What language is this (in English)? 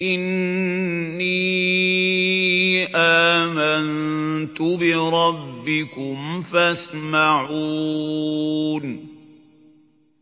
Arabic